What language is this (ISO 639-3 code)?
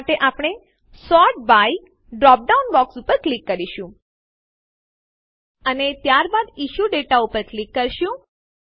guj